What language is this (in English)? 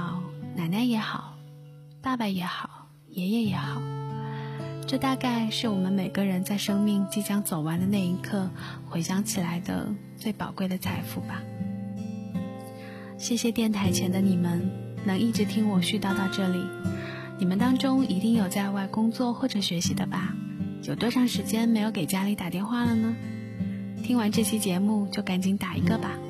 Chinese